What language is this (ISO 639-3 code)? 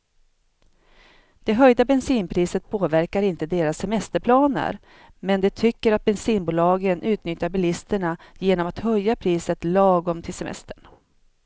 swe